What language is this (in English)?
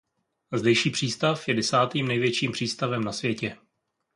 Czech